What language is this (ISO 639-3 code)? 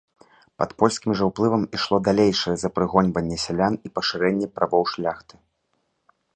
bel